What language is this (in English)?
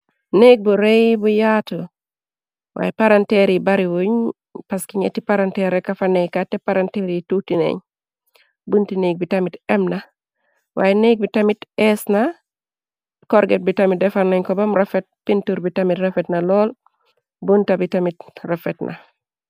Wolof